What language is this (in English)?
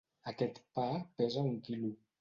Catalan